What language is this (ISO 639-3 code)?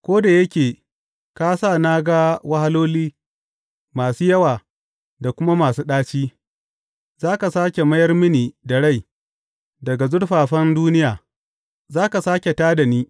hau